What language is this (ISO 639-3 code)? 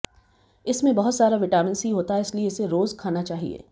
hin